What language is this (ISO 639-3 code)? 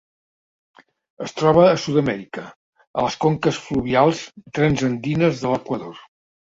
cat